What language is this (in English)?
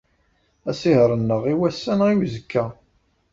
Kabyle